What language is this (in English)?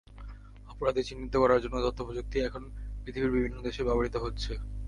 Bangla